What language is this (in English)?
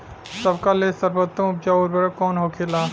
Bhojpuri